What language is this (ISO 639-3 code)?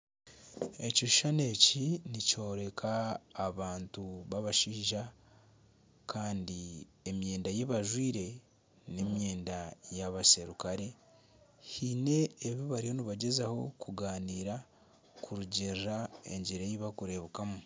nyn